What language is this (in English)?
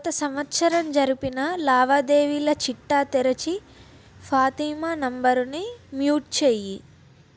Telugu